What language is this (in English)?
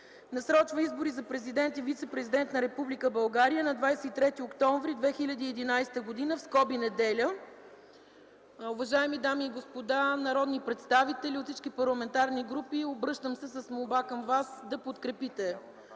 Bulgarian